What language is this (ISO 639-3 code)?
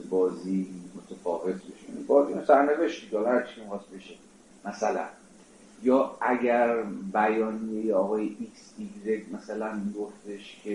fas